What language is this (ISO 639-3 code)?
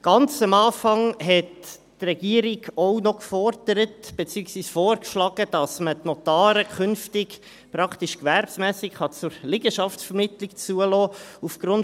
gsw